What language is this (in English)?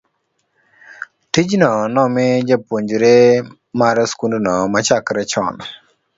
Luo (Kenya and Tanzania)